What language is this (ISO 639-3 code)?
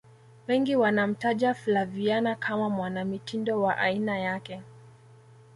swa